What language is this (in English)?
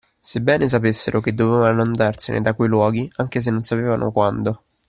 Italian